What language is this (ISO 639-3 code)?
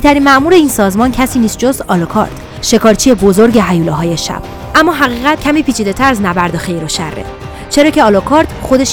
fas